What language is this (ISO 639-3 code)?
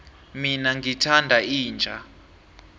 nbl